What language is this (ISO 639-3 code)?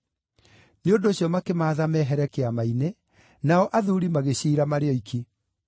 kik